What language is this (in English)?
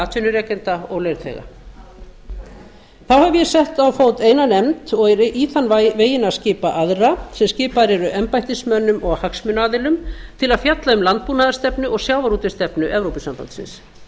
Icelandic